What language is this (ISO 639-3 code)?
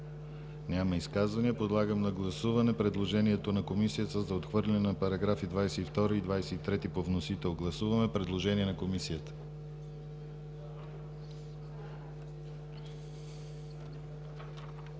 bul